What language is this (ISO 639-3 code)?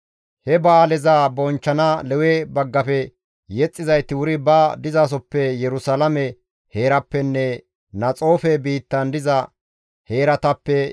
gmv